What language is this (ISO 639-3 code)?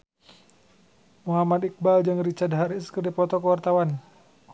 sun